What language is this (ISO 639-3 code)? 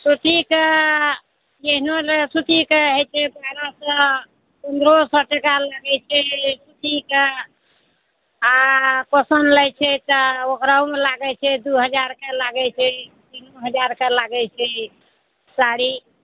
mai